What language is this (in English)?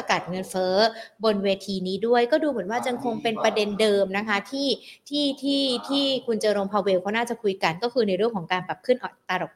Thai